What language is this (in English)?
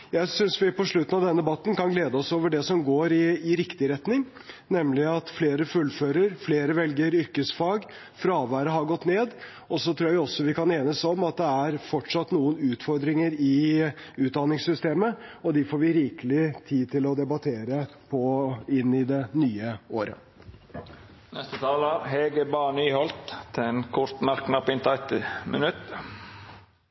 Norwegian